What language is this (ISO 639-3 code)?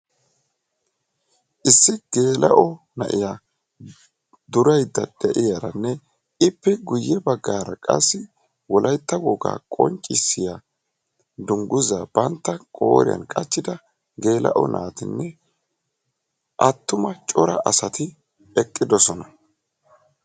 wal